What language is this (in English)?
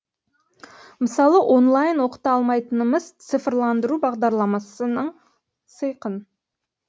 Kazakh